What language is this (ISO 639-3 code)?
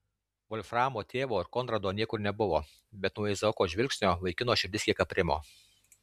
lit